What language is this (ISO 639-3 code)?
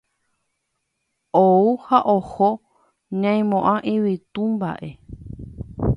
grn